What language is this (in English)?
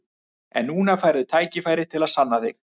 Icelandic